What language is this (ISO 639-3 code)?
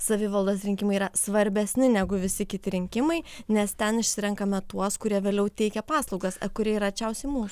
lit